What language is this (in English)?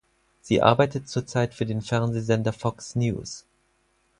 German